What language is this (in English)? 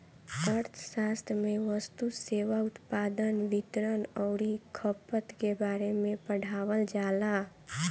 Bhojpuri